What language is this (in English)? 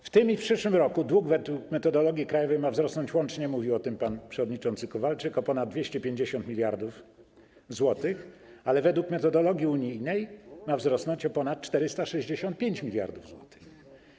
Polish